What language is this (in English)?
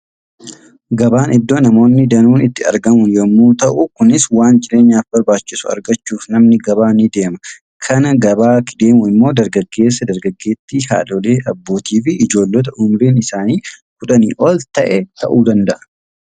Oromo